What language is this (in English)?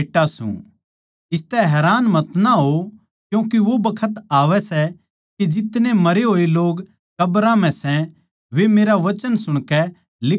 Haryanvi